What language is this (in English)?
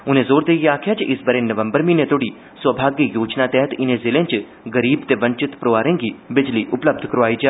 Dogri